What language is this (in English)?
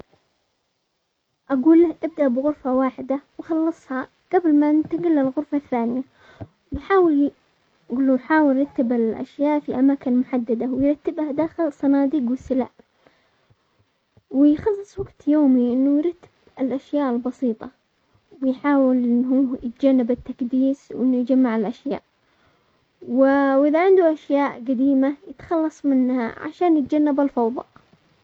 Omani Arabic